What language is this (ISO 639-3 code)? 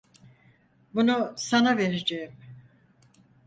tur